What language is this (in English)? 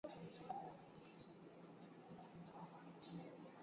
Swahili